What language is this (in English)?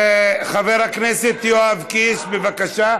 Hebrew